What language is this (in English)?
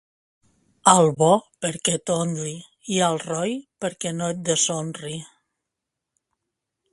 Catalan